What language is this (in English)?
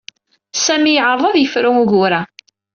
Kabyle